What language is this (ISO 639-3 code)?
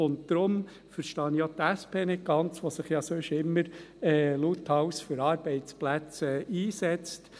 gsw